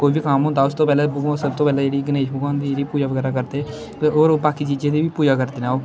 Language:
Dogri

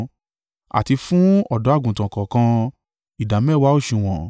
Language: Yoruba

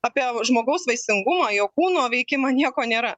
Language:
Lithuanian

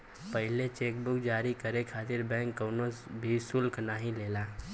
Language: Bhojpuri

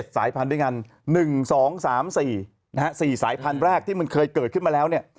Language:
Thai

